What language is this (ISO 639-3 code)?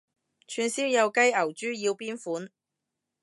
yue